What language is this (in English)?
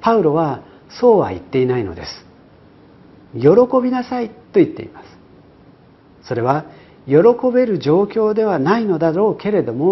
Japanese